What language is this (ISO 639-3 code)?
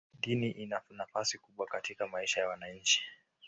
swa